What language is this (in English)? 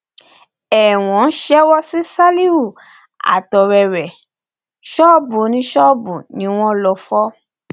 Yoruba